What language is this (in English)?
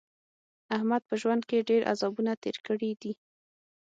Pashto